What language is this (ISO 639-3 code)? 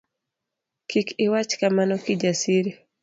luo